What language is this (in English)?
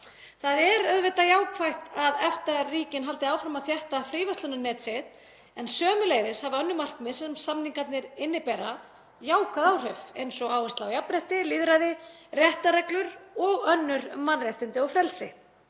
Icelandic